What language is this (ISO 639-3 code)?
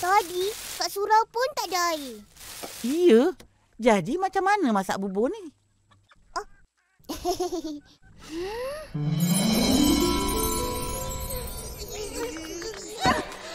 msa